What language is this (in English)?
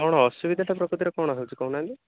Odia